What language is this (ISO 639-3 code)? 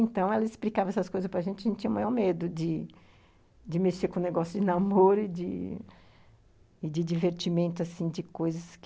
por